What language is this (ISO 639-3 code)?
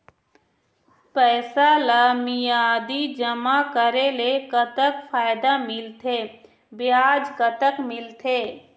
hne